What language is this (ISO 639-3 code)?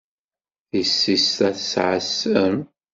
kab